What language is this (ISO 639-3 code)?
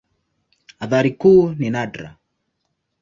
swa